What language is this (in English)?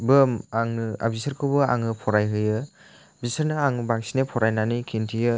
Bodo